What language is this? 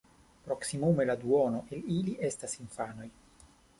Esperanto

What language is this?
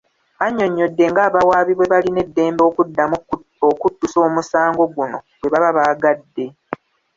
Ganda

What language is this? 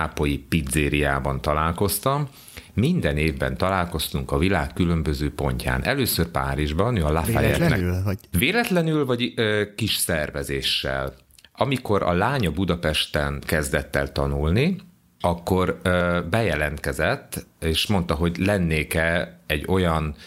Hungarian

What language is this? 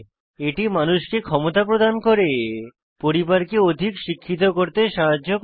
Bangla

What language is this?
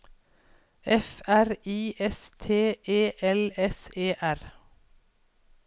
Norwegian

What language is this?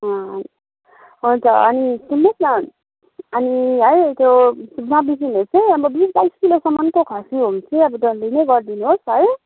Nepali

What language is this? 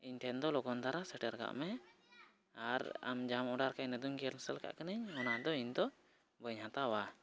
Santali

